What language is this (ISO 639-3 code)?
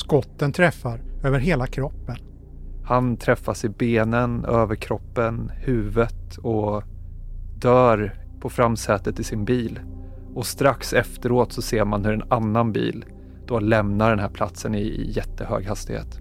swe